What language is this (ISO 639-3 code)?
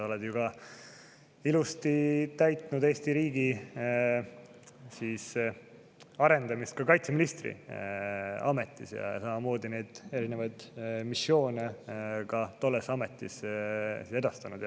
est